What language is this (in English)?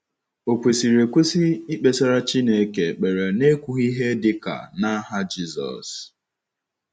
Igbo